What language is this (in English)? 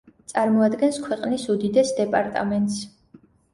Georgian